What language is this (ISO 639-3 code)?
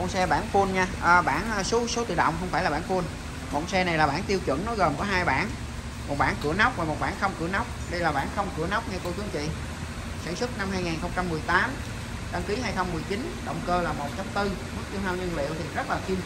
vie